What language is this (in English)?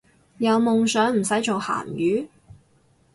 Cantonese